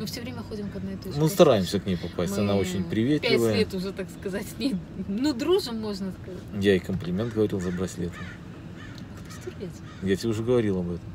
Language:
Russian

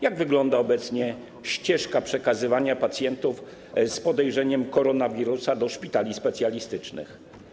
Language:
Polish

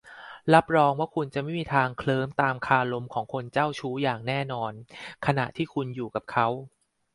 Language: Thai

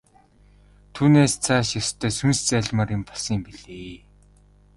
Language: Mongolian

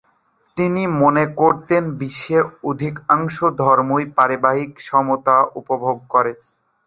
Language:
Bangla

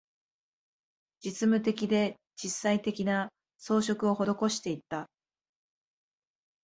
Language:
Japanese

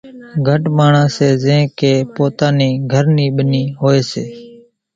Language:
Kachi Koli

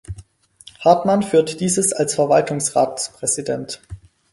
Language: German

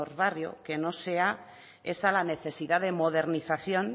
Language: Spanish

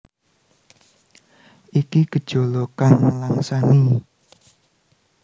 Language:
Javanese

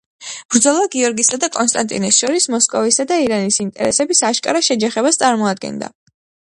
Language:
Georgian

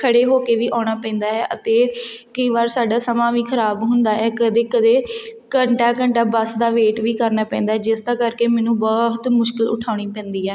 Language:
Punjabi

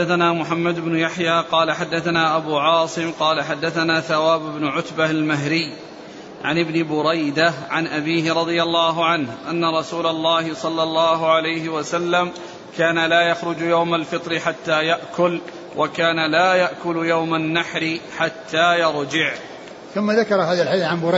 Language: Arabic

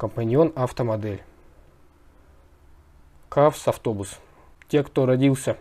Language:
Russian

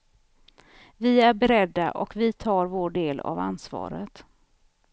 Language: Swedish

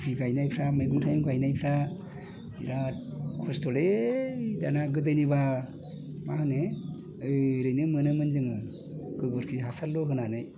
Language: Bodo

